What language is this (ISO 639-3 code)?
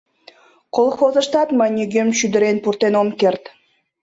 chm